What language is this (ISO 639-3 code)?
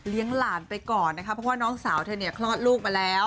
tha